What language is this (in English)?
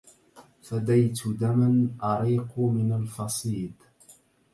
Arabic